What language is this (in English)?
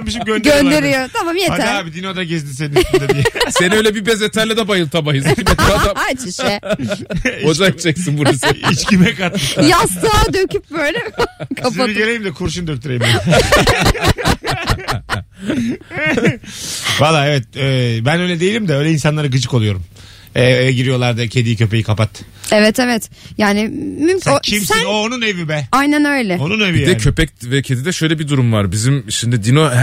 Turkish